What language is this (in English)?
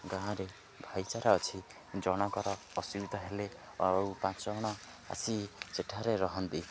Odia